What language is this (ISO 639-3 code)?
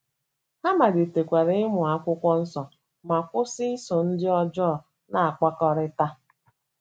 ibo